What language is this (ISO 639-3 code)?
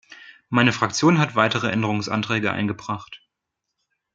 deu